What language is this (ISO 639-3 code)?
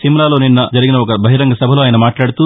tel